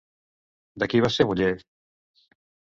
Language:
Catalan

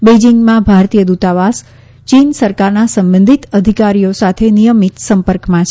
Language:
Gujarati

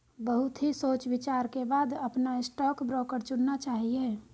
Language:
Hindi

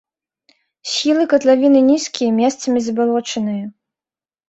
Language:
Belarusian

